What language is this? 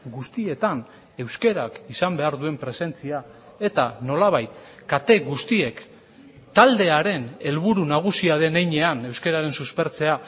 Basque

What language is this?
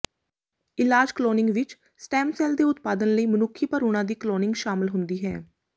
Punjabi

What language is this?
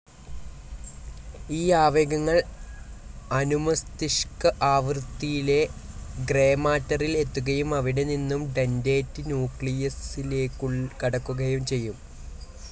Malayalam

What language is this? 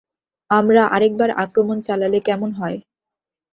Bangla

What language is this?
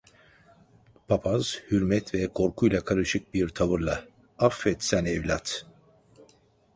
Turkish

